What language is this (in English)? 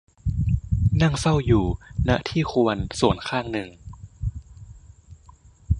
Thai